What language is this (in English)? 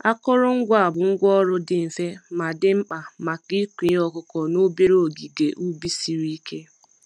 Igbo